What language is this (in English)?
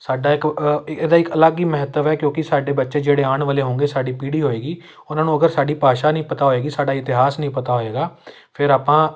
Punjabi